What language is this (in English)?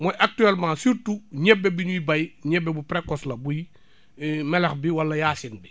Wolof